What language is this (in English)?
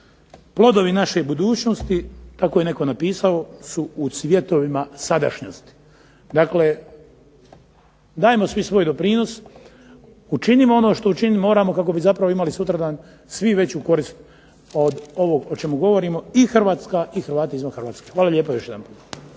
Croatian